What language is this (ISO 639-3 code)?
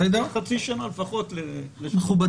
heb